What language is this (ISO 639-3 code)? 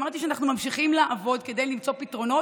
heb